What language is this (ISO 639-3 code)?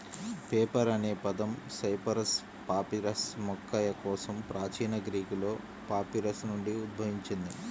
tel